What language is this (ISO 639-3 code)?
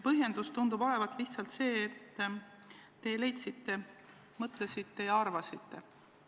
est